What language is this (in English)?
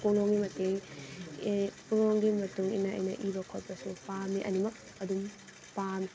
Manipuri